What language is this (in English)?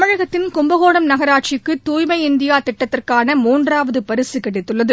Tamil